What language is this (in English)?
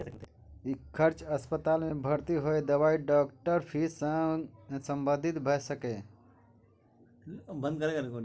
Maithili